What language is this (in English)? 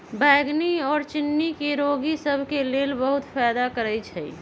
Magahi